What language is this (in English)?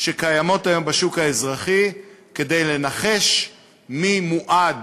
Hebrew